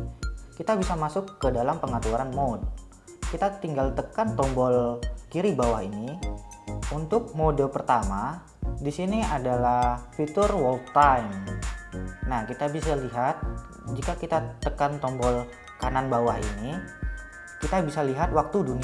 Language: Indonesian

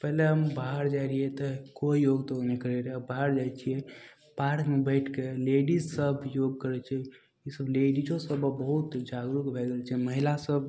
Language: Maithili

